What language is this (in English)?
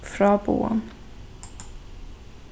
Faroese